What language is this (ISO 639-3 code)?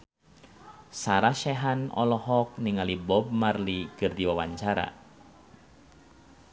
sun